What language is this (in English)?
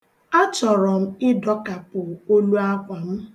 Igbo